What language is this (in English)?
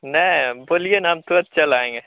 Hindi